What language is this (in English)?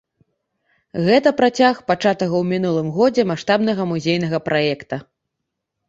Belarusian